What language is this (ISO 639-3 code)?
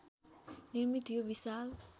nep